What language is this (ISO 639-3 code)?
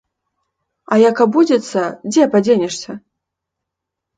bel